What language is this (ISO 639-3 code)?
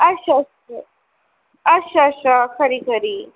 doi